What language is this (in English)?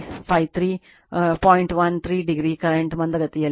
Kannada